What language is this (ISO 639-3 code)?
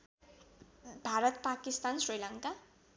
nep